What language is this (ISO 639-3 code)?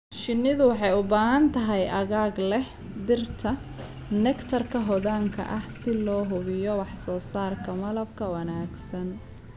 som